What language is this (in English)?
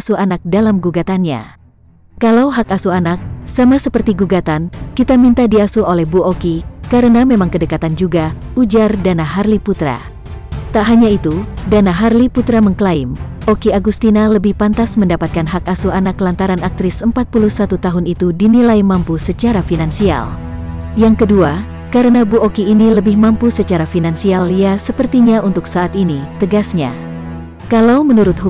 Indonesian